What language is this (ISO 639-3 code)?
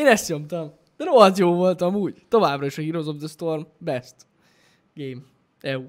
hun